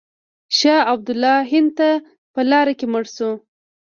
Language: Pashto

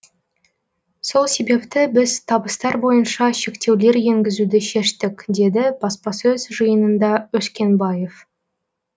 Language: Kazakh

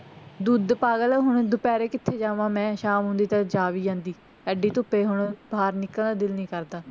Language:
Punjabi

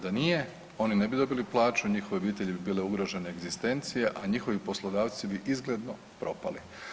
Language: Croatian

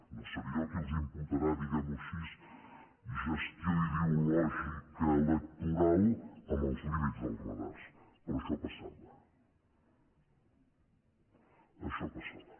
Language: Catalan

